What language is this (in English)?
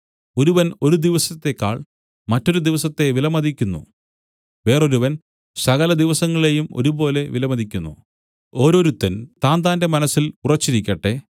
Malayalam